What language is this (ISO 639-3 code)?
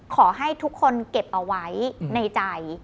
tha